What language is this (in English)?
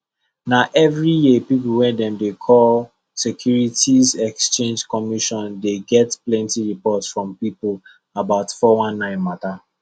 Nigerian Pidgin